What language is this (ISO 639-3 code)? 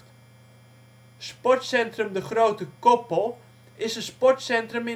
nld